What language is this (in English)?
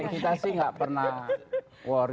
Indonesian